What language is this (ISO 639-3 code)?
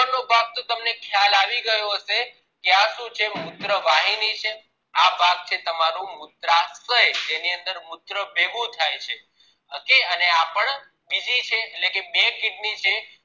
guj